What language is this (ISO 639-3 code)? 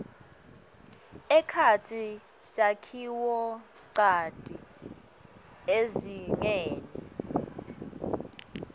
ssw